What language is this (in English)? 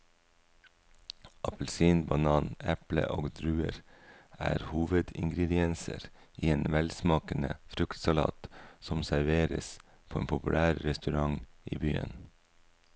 Norwegian